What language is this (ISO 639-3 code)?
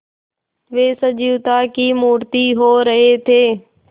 hin